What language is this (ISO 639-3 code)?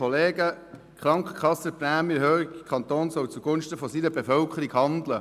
gsw